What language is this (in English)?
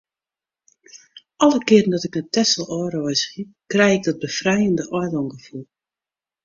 Western Frisian